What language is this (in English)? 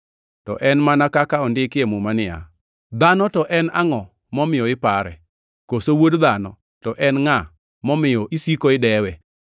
Luo (Kenya and Tanzania)